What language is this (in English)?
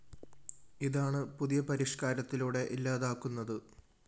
Malayalam